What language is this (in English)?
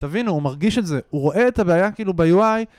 Hebrew